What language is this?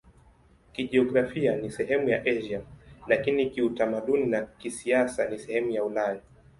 Swahili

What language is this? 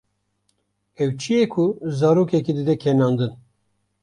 Kurdish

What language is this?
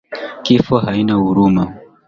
Swahili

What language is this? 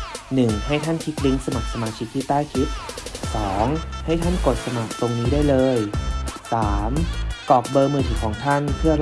Thai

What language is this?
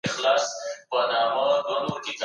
Pashto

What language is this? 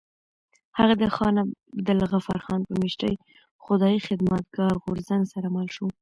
Pashto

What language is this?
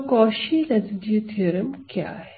Hindi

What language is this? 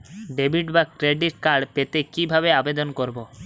Bangla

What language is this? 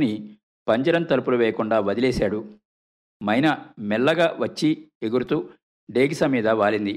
Telugu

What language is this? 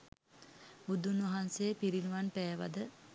Sinhala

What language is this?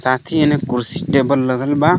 Bhojpuri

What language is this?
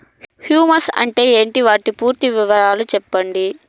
Telugu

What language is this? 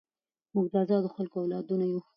Pashto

